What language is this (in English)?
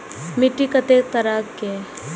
Maithili